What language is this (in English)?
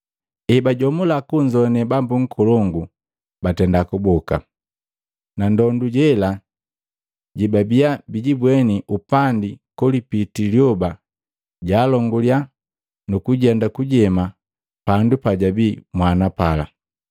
Matengo